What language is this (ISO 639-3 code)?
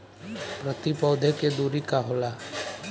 bho